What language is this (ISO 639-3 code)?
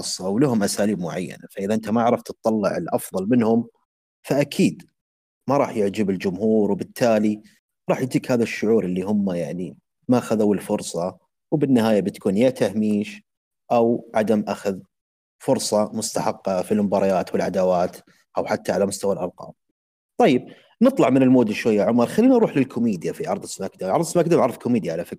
ara